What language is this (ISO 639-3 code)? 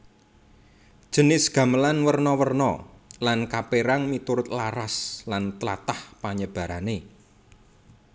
jav